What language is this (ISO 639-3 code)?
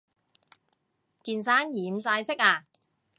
yue